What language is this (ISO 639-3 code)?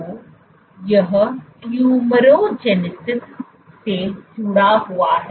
hin